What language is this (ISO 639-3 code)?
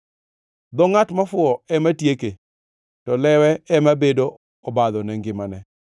luo